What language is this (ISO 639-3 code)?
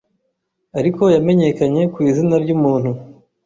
kin